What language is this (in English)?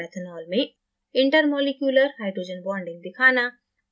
Hindi